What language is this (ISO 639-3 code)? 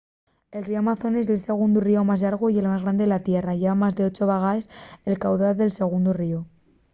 ast